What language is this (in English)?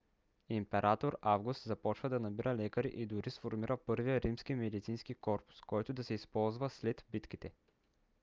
Bulgarian